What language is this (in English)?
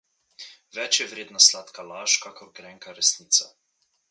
Slovenian